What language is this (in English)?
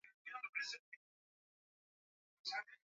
Swahili